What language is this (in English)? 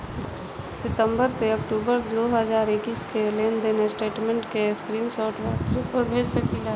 Bhojpuri